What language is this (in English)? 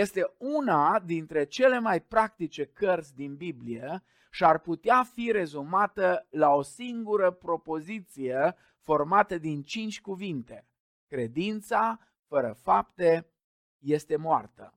Romanian